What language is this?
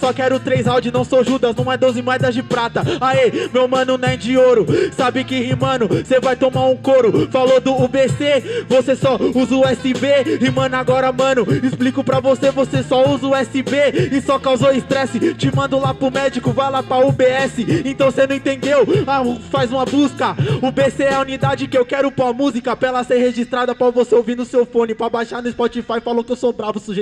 Portuguese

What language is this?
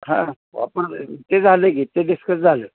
Marathi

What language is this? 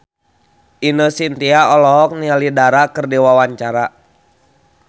Sundanese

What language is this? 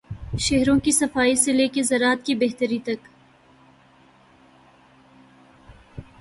Urdu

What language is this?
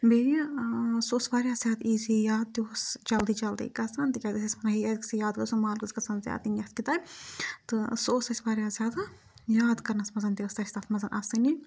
Kashmiri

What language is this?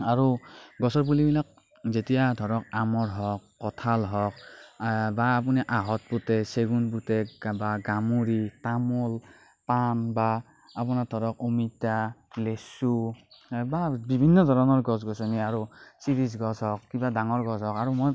Assamese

